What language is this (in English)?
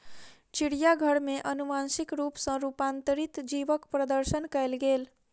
Maithili